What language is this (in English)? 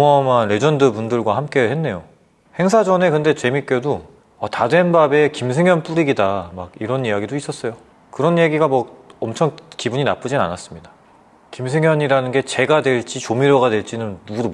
Korean